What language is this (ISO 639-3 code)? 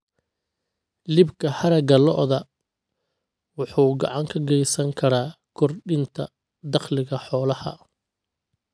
som